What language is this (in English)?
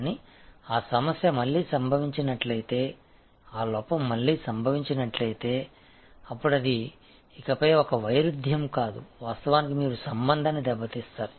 Telugu